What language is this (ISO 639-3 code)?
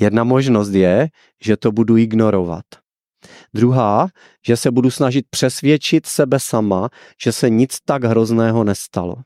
ces